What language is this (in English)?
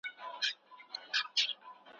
Pashto